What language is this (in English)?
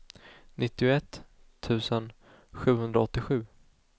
Swedish